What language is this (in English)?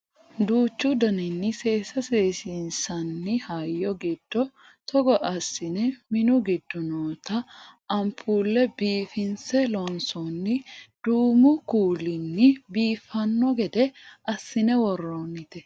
Sidamo